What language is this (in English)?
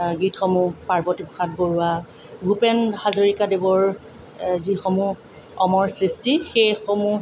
Assamese